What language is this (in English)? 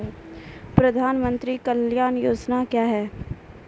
Maithili